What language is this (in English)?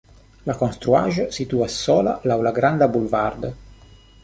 Esperanto